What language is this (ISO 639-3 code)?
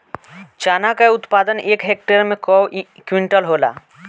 bho